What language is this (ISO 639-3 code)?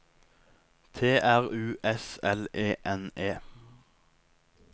nor